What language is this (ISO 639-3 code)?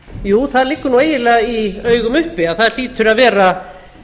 isl